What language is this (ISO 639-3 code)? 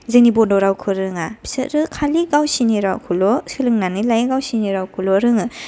brx